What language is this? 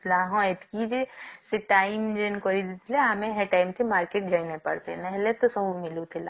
Odia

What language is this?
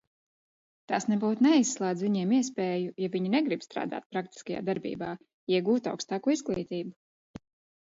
Latvian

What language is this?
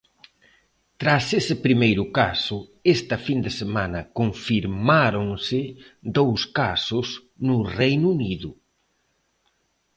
Galician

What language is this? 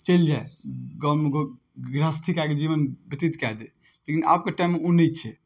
Maithili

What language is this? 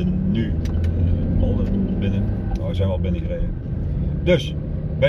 Dutch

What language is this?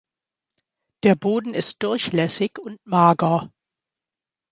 German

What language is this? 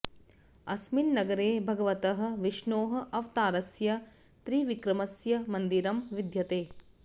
Sanskrit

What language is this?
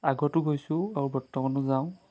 Assamese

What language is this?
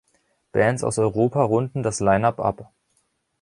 German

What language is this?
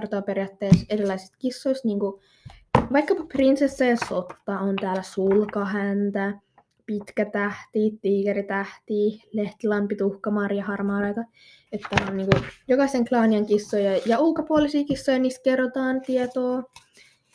Finnish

